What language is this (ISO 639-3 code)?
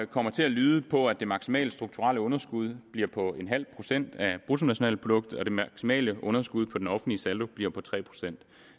dan